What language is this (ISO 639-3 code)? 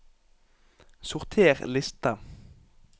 nor